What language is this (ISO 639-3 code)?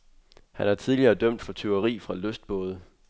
dan